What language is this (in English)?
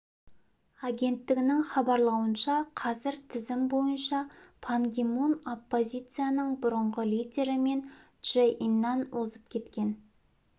Kazakh